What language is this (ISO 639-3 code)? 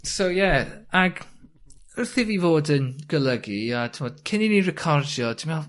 cym